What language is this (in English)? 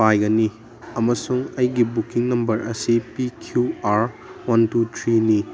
Manipuri